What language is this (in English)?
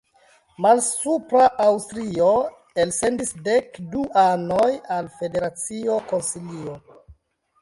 Esperanto